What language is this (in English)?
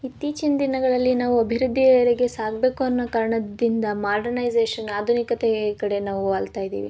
Kannada